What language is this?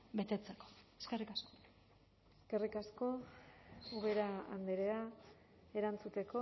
Basque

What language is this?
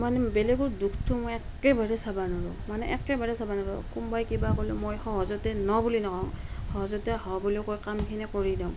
Assamese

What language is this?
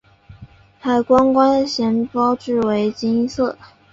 Chinese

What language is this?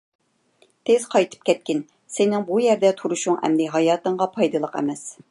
Uyghur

